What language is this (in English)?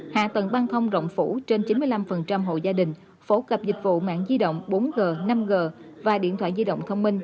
Vietnamese